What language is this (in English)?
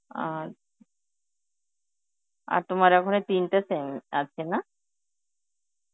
Bangla